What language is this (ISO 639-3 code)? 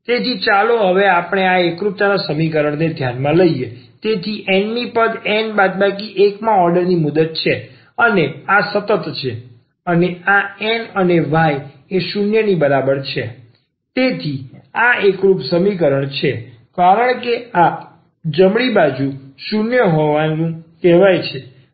guj